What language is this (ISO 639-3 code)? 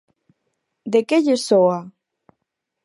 glg